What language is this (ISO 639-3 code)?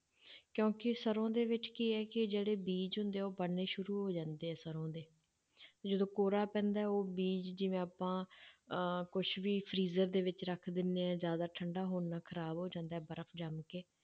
pan